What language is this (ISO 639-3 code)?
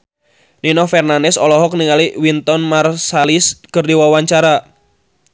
sun